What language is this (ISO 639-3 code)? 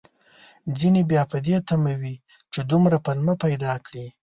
pus